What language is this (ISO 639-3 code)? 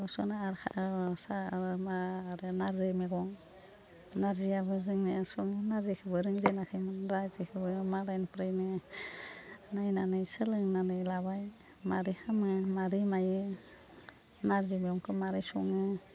brx